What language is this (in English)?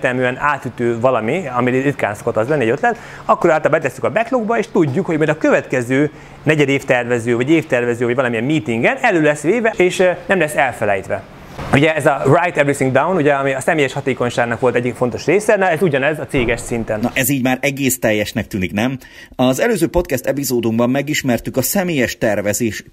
Hungarian